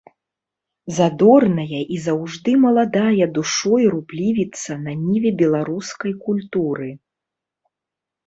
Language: Belarusian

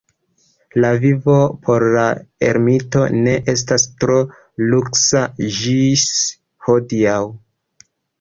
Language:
Esperanto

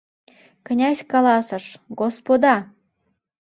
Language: Mari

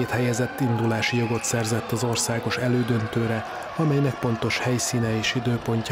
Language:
Hungarian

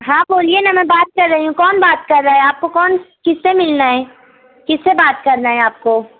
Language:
Urdu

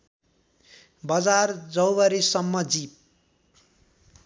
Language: Nepali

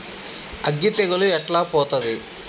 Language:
Telugu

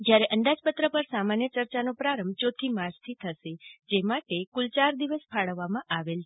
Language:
Gujarati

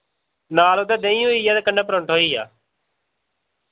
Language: Dogri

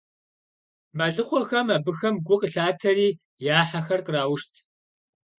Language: Kabardian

